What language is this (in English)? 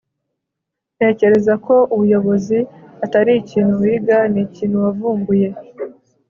Kinyarwanda